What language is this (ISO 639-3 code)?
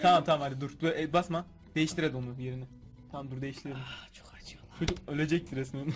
tur